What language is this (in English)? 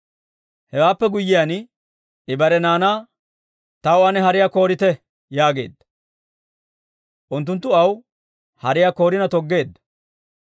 Dawro